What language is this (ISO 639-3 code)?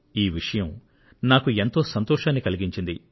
tel